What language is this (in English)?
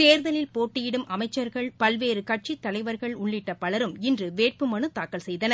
Tamil